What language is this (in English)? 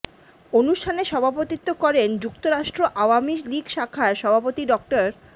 Bangla